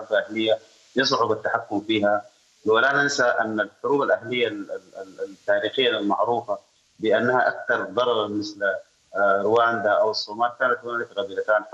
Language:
Arabic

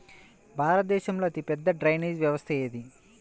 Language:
Telugu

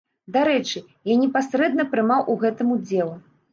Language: Belarusian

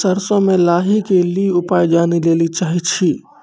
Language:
Maithili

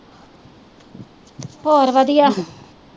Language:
Punjabi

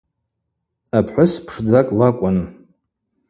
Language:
Abaza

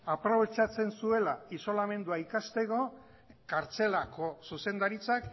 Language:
Basque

